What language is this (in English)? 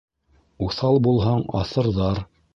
Bashkir